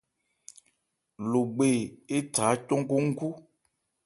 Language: Ebrié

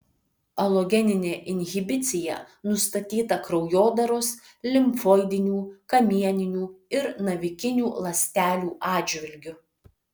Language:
Lithuanian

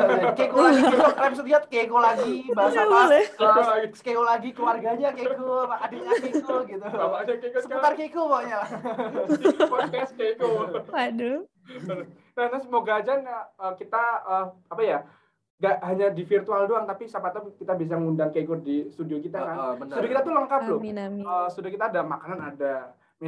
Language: Indonesian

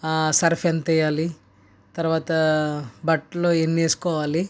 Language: Telugu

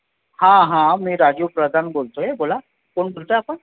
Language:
Marathi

